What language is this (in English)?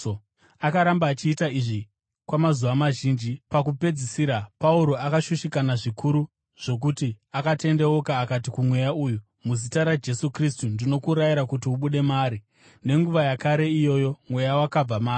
Shona